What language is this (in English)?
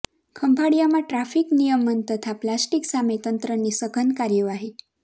Gujarati